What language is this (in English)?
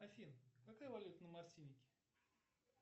Russian